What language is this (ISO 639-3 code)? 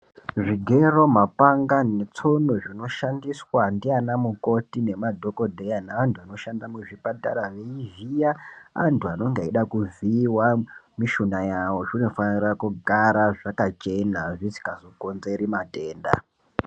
ndc